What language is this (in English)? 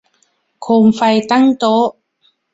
Thai